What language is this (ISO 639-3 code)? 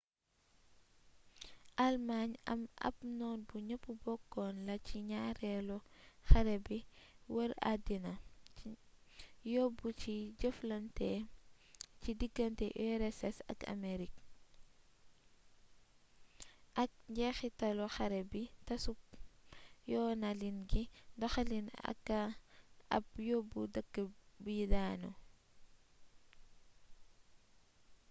wol